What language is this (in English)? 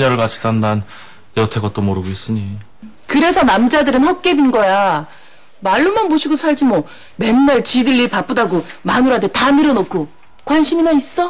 Korean